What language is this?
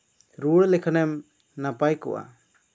Santali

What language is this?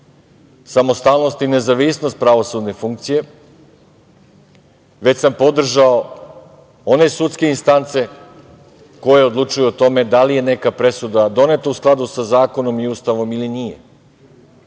Serbian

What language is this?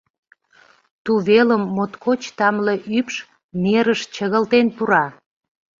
Mari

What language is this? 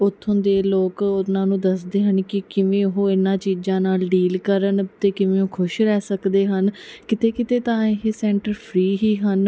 Punjabi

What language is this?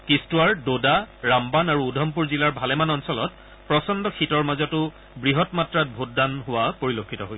Assamese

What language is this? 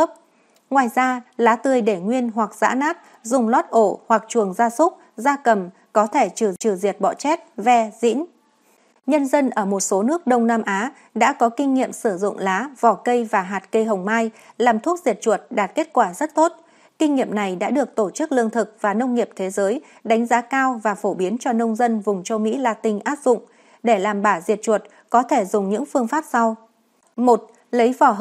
Vietnamese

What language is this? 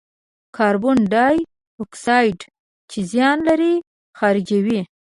Pashto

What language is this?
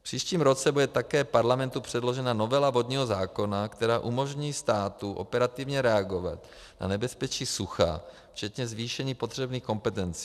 Czech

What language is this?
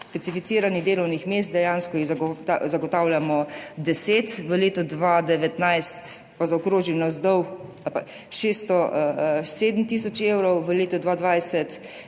Slovenian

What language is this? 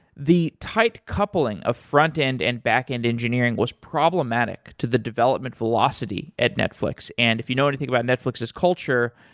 English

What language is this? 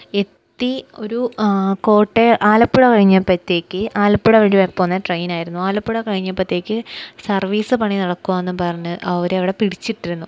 Malayalam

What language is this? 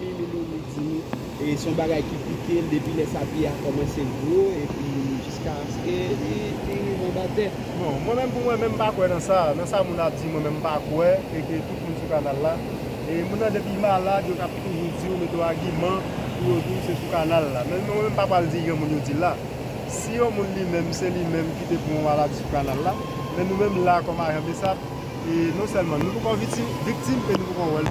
French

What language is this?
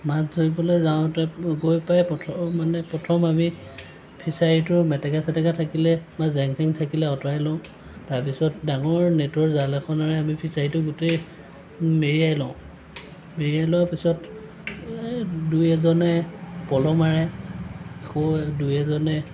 Assamese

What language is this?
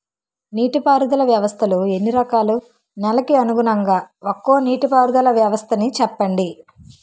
Telugu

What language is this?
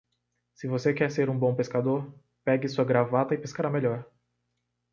Portuguese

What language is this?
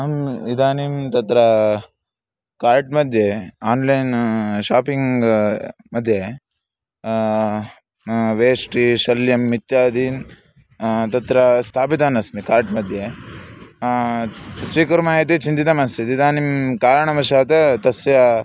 Sanskrit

